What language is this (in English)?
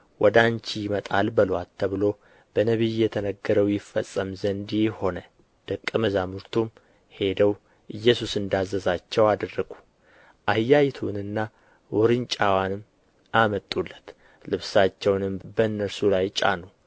Amharic